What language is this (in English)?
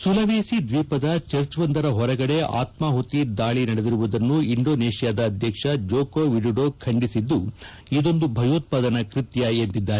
Kannada